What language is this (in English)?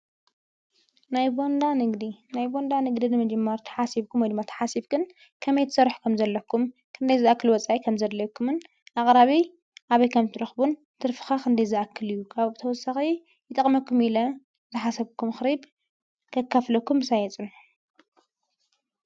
Tigrinya